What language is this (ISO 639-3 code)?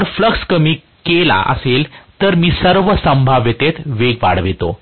mar